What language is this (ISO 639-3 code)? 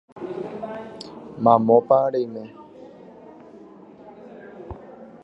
grn